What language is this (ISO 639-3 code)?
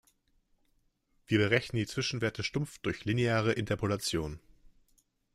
deu